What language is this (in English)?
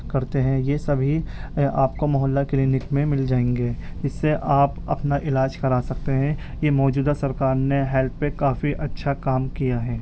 Urdu